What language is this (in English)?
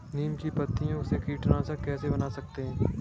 Hindi